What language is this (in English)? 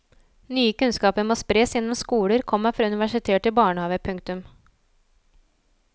Norwegian